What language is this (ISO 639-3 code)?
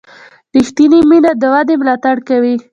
pus